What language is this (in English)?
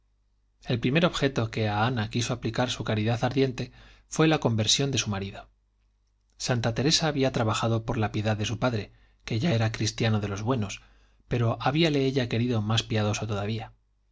Spanish